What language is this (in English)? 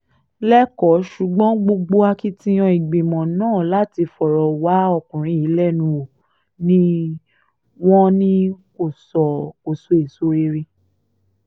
Yoruba